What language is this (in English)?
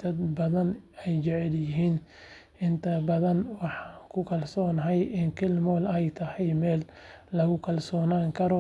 Somali